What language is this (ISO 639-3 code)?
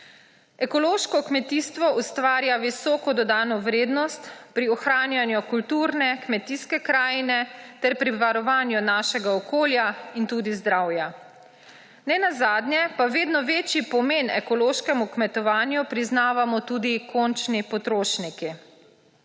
slv